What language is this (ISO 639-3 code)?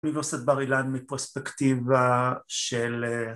heb